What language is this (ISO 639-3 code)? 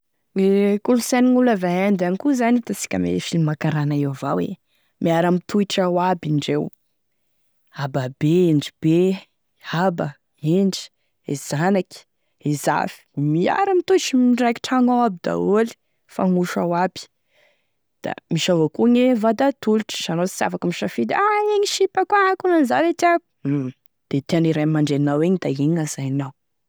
tkg